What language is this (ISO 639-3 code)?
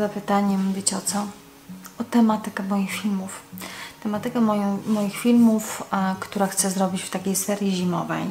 pol